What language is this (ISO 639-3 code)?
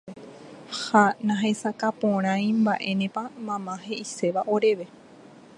grn